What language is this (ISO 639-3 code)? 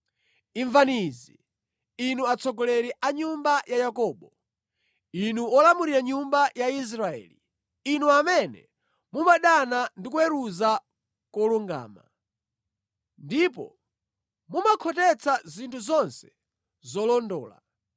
nya